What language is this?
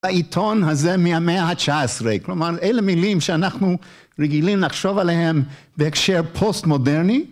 Hebrew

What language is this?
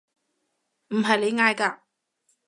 Cantonese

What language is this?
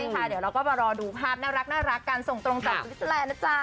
Thai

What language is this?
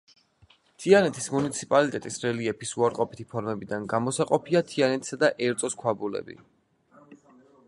Georgian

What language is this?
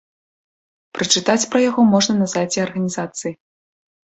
Belarusian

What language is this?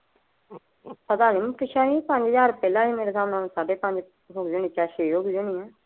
Punjabi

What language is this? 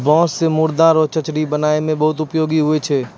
Maithili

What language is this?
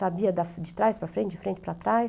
Portuguese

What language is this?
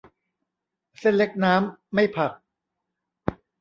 Thai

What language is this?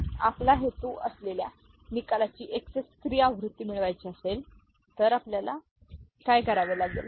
Marathi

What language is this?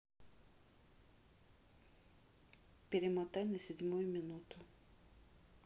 Russian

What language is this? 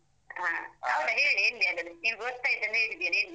Kannada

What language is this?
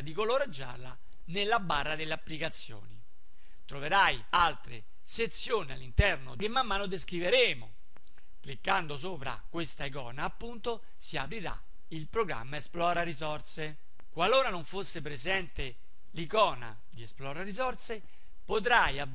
Italian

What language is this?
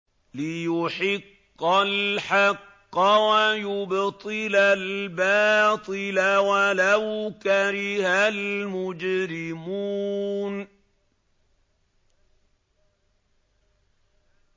Arabic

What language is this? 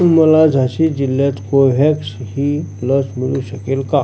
Marathi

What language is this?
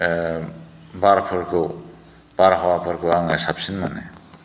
Bodo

